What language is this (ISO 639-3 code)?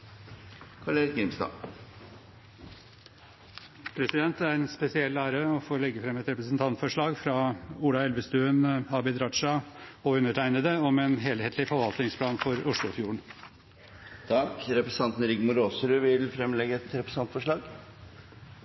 nor